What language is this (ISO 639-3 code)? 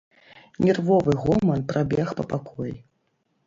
bel